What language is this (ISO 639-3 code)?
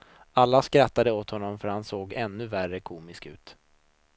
swe